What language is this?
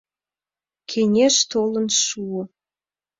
Mari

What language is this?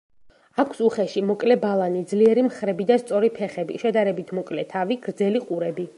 Georgian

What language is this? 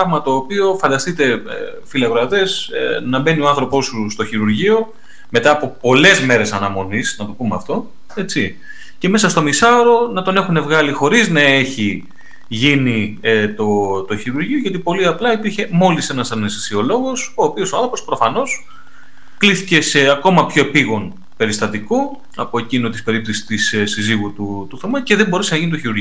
Greek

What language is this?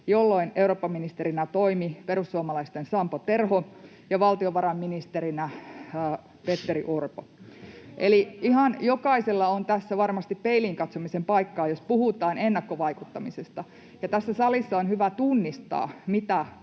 Finnish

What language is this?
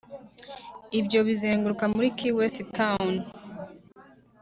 Kinyarwanda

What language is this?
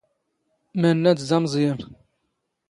Standard Moroccan Tamazight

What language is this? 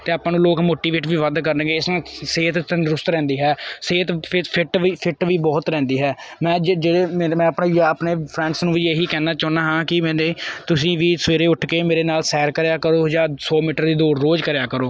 Punjabi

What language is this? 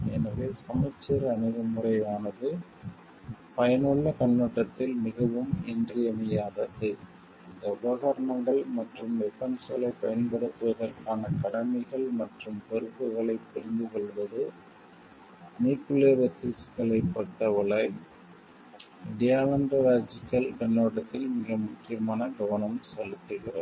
Tamil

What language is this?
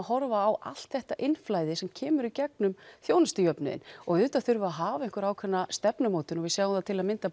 Icelandic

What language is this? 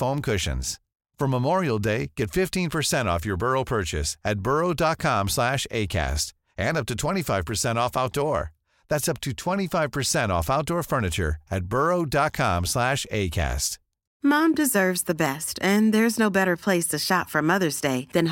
Swedish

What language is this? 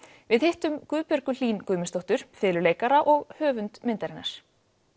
Icelandic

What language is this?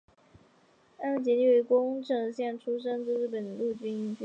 Chinese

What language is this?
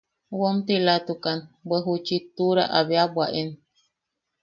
Yaqui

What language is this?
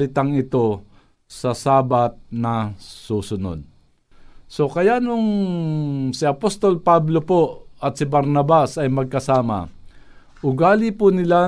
Filipino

